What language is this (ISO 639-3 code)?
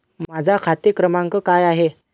mar